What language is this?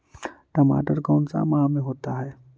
Magahi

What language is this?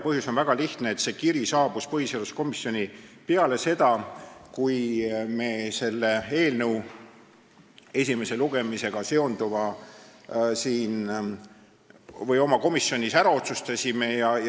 Estonian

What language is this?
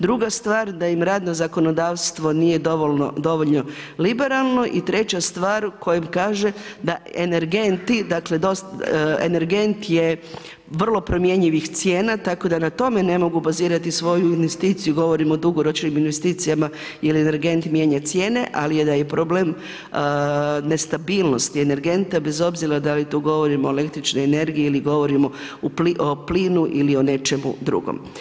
Croatian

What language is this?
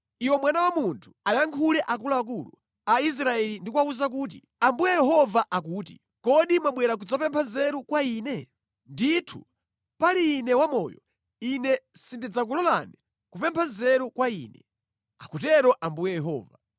Nyanja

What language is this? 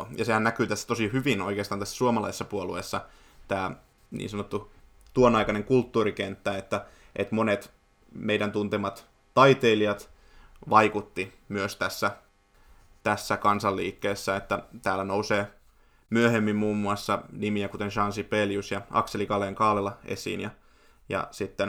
Finnish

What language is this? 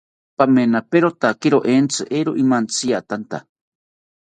South Ucayali Ashéninka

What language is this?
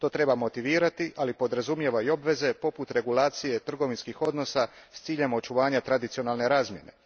Croatian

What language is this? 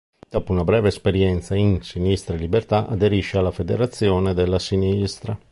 Italian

